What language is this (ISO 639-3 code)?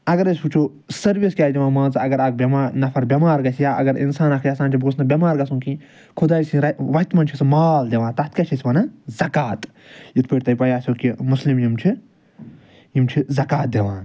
kas